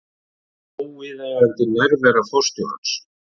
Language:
Icelandic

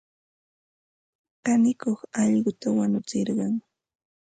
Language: Ambo-Pasco Quechua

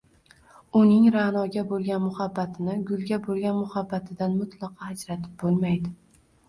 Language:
Uzbek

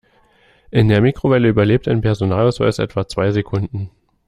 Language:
German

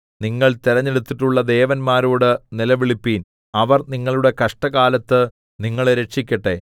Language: Malayalam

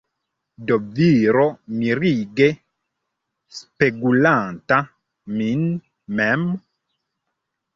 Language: Esperanto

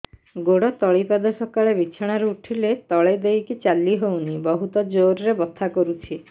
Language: Odia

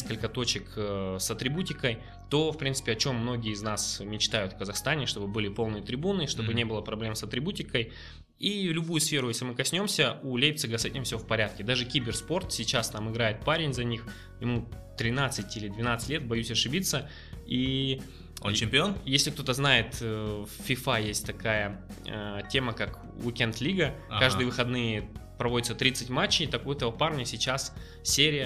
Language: Russian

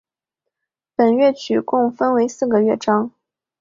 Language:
Chinese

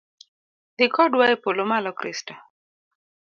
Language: Luo (Kenya and Tanzania)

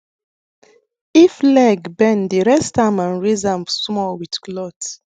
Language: Nigerian Pidgin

